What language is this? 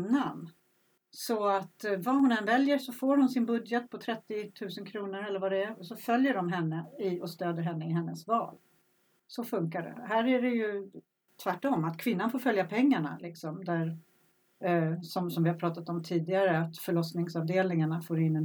Swedish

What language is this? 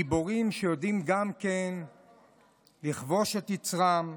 Hebrew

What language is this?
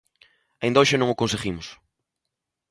Galician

